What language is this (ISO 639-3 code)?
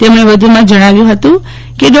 guj